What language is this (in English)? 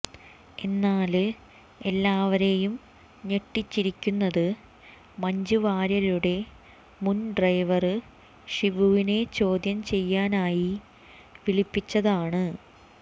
Malayalam